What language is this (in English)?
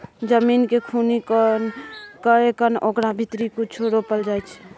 Maithili